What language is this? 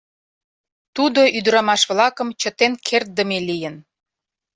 Mari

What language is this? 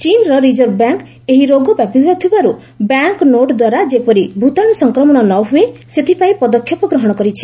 Odia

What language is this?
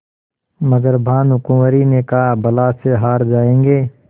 Hindi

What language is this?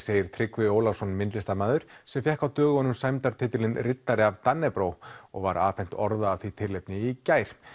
Icelandic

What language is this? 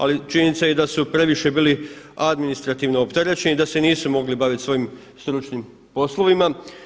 Croatian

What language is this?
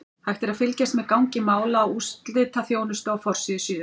Icelandic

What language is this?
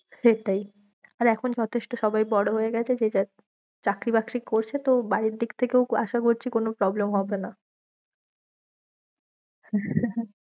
Bangla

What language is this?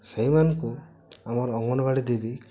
Odia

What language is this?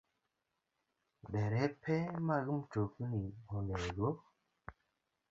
Luo (Kenya and Tanzania)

